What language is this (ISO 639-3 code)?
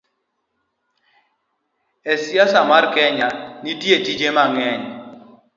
luo